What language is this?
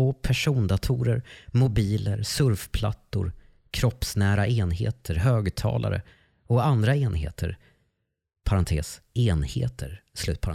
Swedish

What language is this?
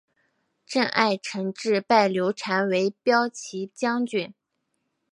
Chinese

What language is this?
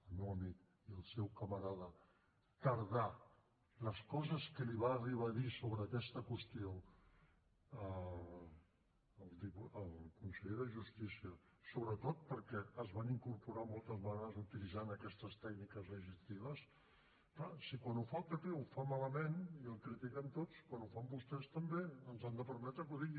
Catalan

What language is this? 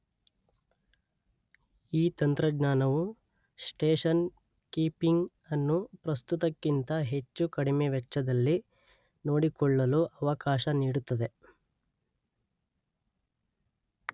Kannada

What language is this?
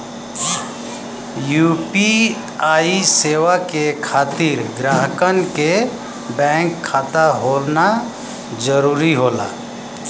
Bhojpuri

